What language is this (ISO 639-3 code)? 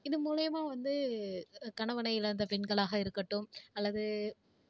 tam